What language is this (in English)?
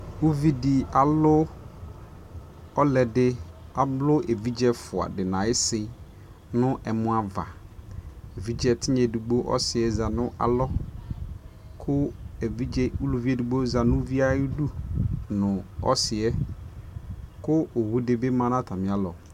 Ikposo